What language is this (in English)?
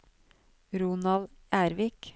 Norwegian